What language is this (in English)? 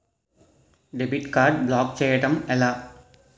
Telugu